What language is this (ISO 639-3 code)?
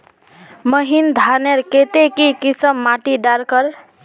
mag